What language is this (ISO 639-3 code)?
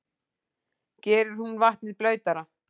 isl